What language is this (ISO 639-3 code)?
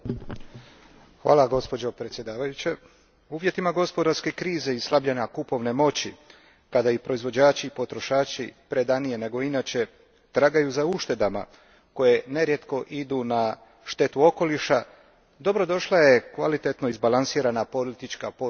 hrv